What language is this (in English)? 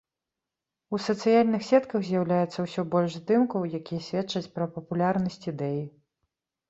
Belarusian